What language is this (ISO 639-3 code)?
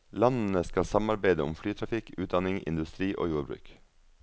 nor